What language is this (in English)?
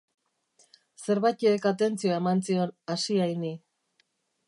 Basque